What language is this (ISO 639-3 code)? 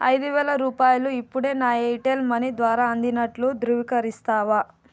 tel